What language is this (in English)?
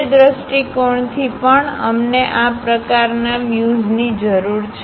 Gujarati